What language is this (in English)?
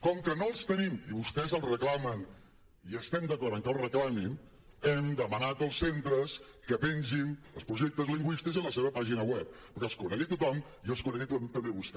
Catalan